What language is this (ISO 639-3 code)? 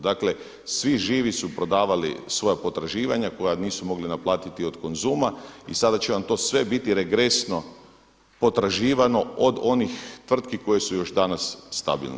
hrv